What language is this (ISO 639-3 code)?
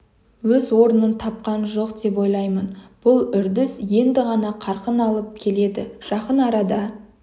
kaz